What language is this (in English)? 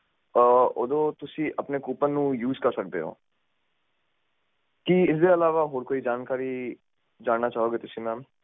Punjabi